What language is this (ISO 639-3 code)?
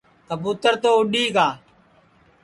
ssi